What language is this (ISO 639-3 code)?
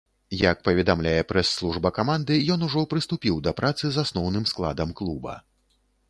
bel